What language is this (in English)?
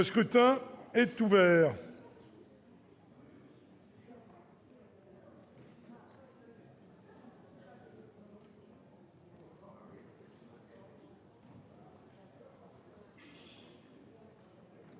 French